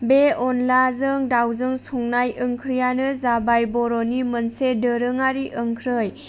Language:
Bodo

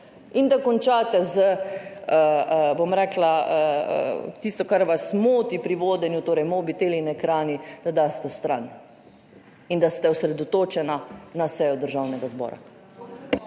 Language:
Slovenian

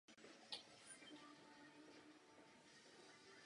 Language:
Czech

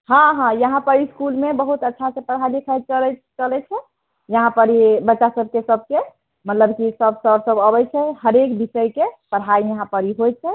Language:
Maithili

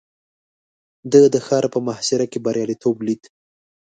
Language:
Pashto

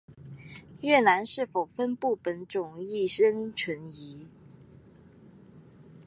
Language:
Chinese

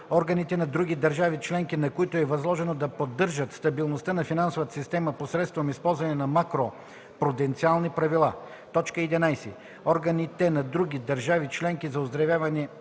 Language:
Bulgarian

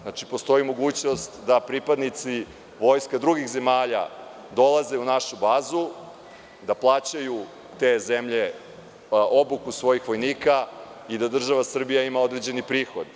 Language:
Serbian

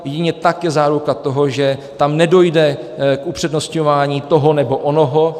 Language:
Czech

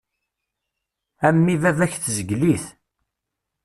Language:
Kabyle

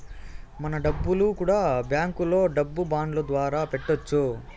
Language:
Telugu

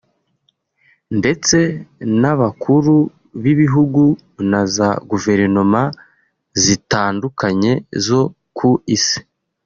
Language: Kinyarwanda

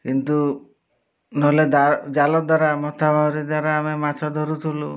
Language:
Odia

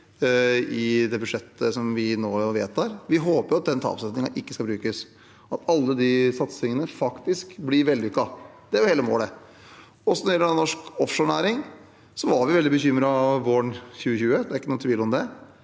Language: Norwegian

